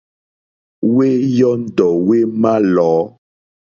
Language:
Mokpwe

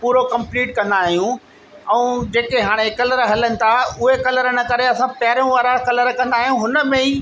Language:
Sindhi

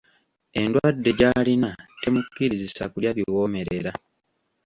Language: Ganda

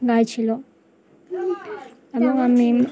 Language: Bangla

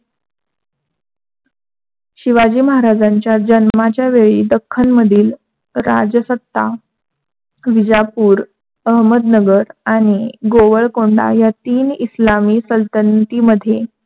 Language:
Marathi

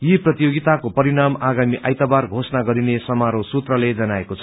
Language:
Nepali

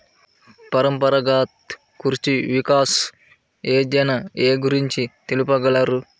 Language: Telugu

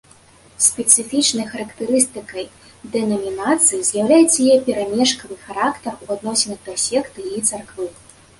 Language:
Belarusian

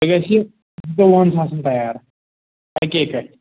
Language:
Kashmiri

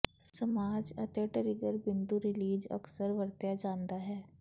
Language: Punjabi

